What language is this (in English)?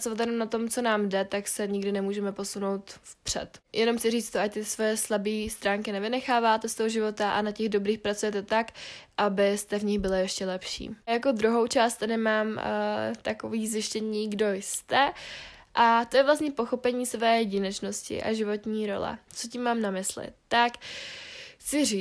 Czech